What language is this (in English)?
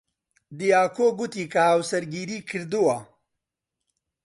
Central Kurdish